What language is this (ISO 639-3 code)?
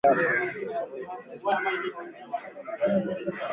swa